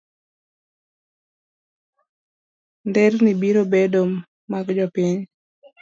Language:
Luo (Kenya and Tanzania)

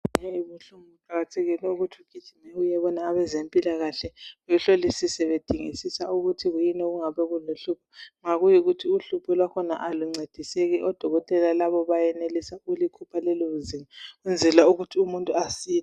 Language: North Ndebele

